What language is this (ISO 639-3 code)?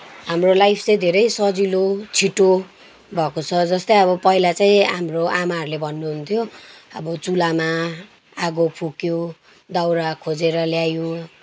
nep